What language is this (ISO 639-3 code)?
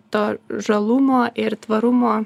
lit